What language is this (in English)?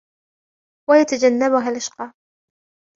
Arabic